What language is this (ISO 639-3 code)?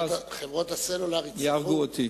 heb